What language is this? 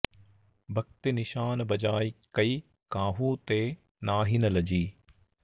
Sanskrit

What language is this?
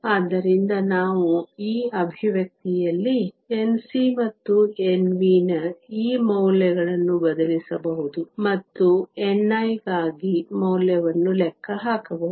Kannada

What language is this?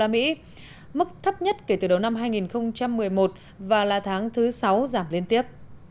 Vietnamese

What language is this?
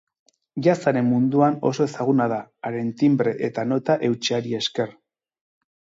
Basque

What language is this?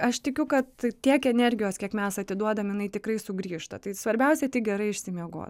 Lithuanian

